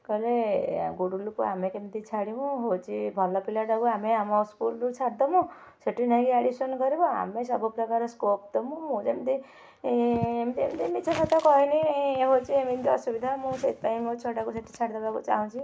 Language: Odia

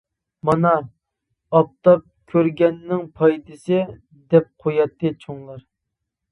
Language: Uyghur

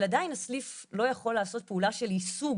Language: Hebrew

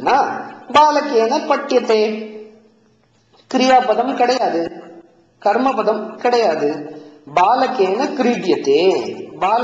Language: Tamil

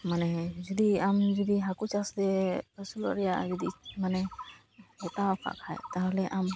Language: Santali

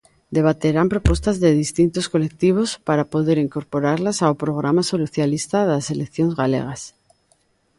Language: Galician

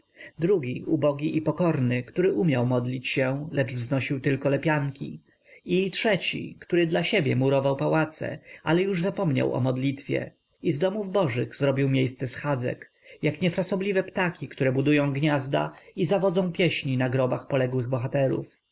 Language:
Polish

